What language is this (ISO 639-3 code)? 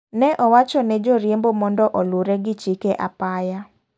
luo